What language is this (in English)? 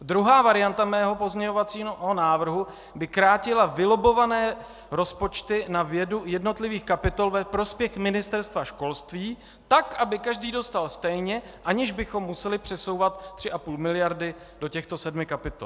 Czech